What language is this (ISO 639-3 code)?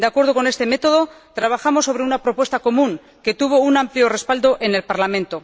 spa